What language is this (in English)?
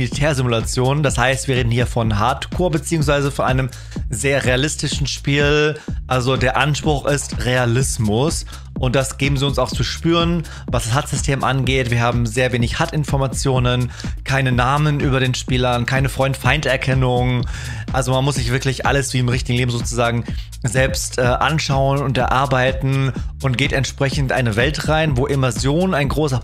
German